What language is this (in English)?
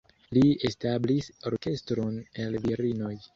Esperanto